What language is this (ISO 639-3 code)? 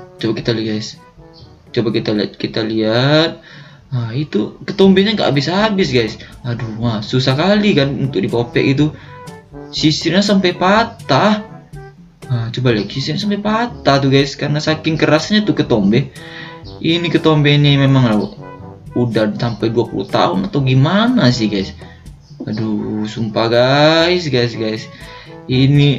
ind